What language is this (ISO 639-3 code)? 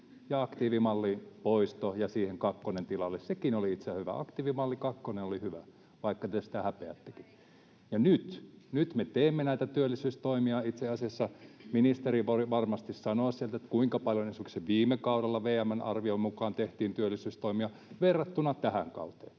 fin